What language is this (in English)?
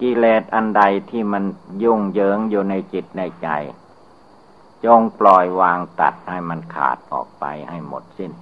Thai